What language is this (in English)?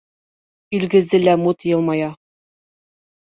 Bashkir